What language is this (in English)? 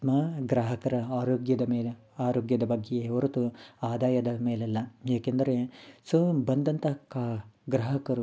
Kannada